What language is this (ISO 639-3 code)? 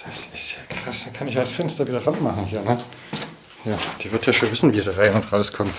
deu